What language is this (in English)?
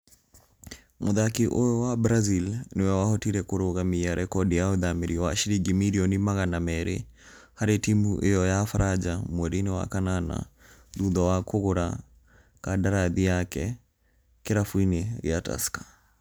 Kikuyu